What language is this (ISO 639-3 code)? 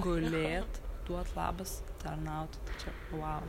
lit